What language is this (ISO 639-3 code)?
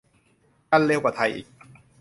tha